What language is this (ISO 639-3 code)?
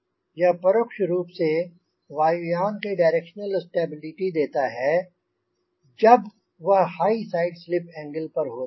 hin